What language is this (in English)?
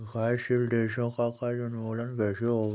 Hindi